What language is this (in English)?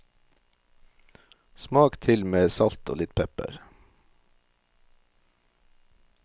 Norwegian